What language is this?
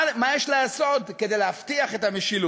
Hebrew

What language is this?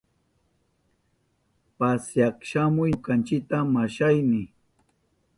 Southern Pastaza Quechua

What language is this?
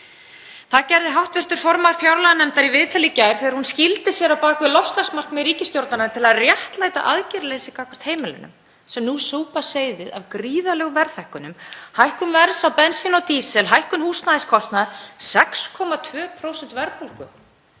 Icelandic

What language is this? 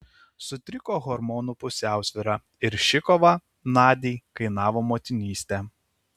Lithuanian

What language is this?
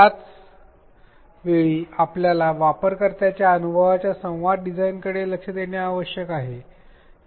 Marathi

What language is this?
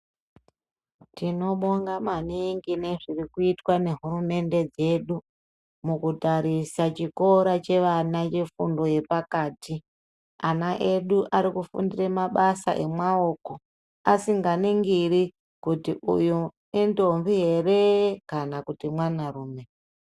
Ndau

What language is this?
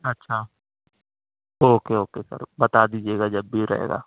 Urdu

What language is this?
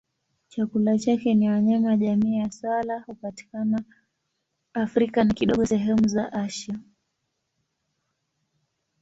Swahili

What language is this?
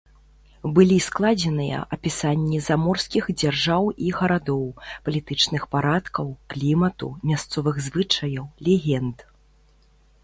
Belarusian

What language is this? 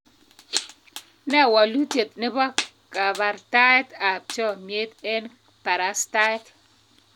Kalenjin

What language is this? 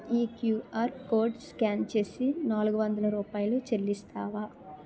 Telugu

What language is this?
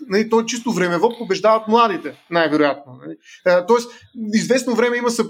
Bulgarian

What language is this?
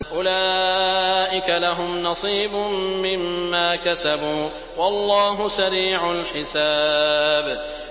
Arabic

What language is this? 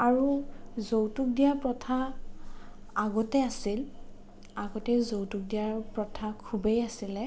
Assamese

